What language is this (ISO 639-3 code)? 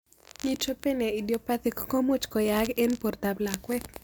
kln